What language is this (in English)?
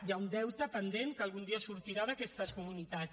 Catalan